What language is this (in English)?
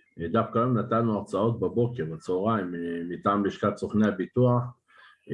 Hebrew